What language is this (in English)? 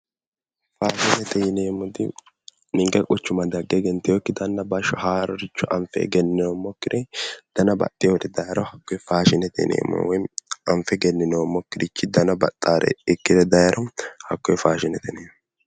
Sidamo